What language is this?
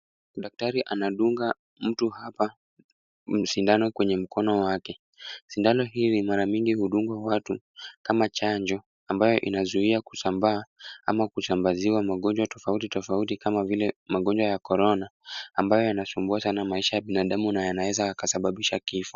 Swahili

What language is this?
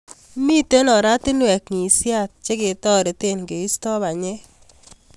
Kalenjin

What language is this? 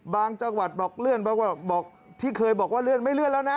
Thai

